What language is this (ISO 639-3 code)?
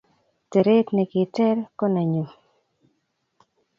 kln